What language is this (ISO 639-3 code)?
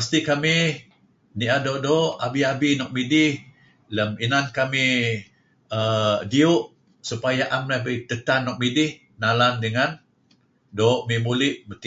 kzi